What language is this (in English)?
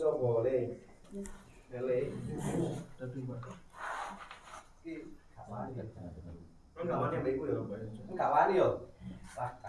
Indonesian